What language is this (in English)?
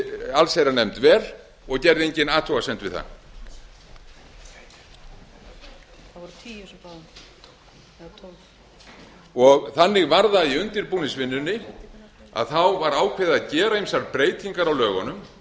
Icelandic